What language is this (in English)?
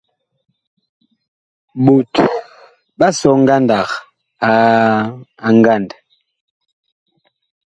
Bakoko